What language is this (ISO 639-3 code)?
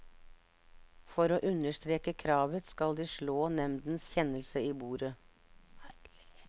nor